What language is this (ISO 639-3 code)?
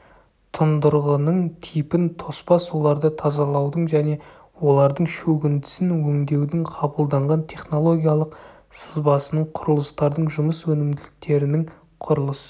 kaz